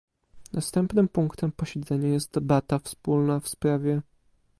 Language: Polish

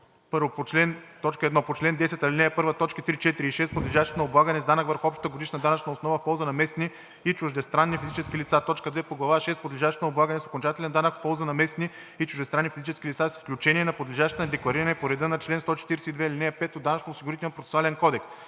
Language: Bulgarian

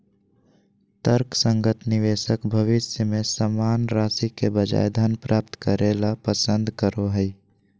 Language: Magahi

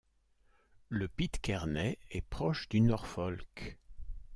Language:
French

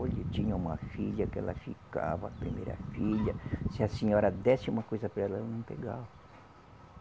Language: Portuguese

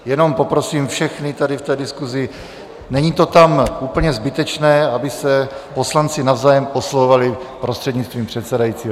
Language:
Czech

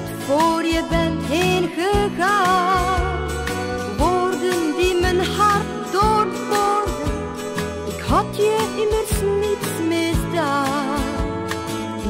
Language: Dutch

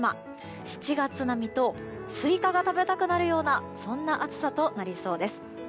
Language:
Japanese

